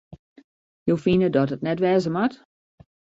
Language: Western Frisian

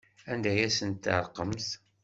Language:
Kabyle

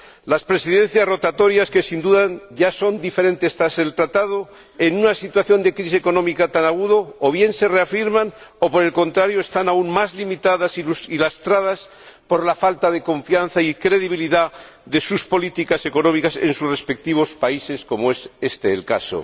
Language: Spanish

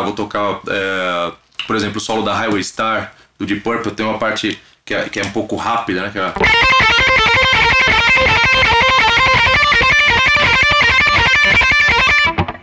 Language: Portuguese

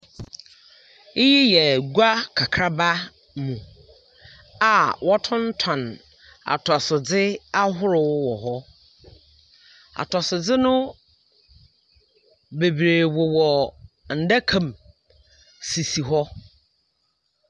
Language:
Akan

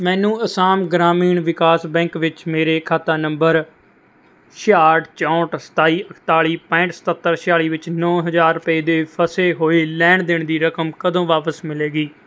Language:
Punjabi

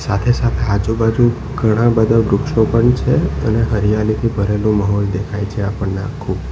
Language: Gujarati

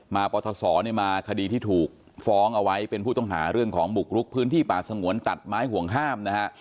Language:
Thai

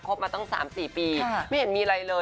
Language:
Thai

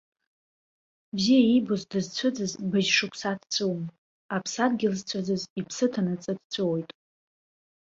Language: Abkhazian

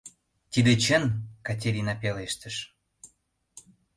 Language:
Mari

